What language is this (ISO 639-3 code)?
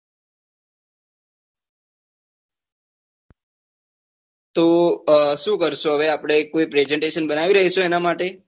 guj